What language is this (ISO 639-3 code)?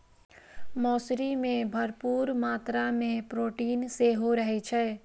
mai